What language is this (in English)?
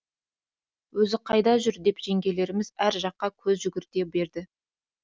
Kazakh